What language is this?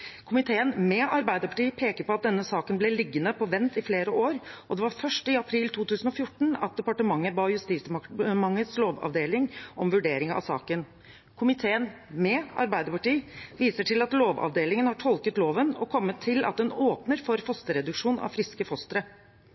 Norwegian Bokmål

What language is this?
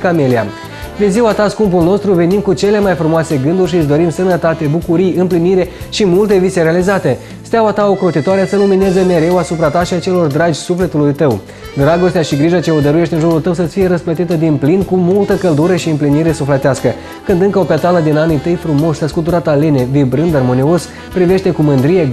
Romanian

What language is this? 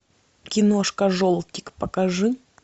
Russian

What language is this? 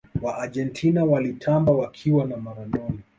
Swahili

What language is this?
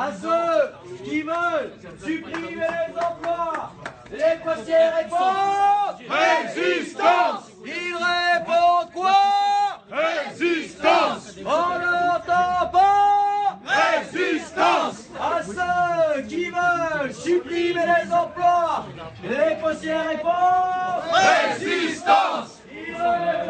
French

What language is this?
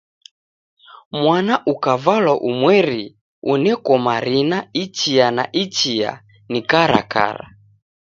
Taita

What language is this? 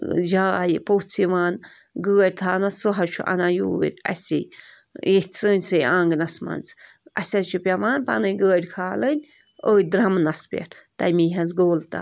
Kashmiri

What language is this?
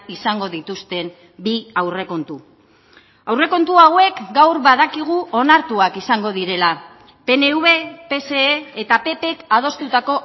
Basque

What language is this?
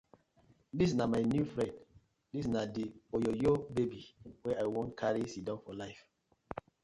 Nigerian Pidgin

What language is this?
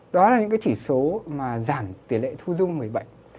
Vietnamese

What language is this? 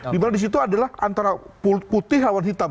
Indonesian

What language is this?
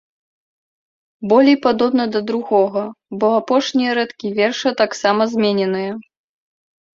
Belarusian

